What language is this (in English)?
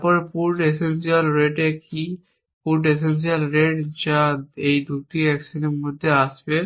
Bangla